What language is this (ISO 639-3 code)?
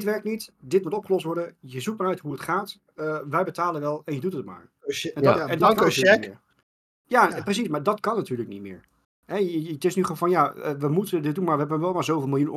nld